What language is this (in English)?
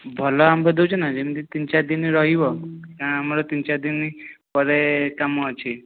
Odia